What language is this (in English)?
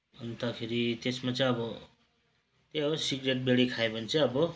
Nepali